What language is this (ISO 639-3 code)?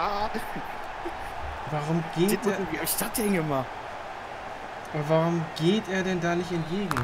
deu